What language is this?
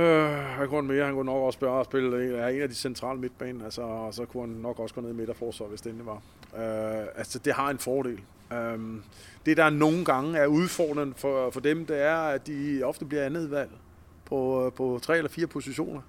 Danish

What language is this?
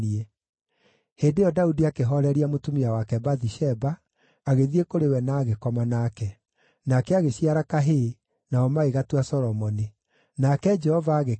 Kikuyu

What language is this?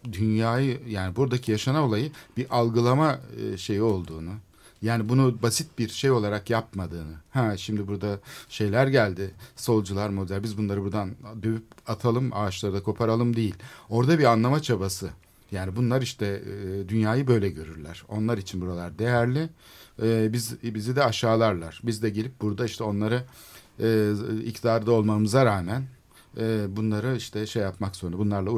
Turkish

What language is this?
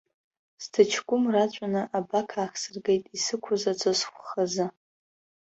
Abkhazian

